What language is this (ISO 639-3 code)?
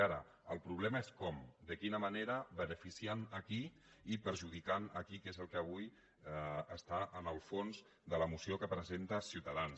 cat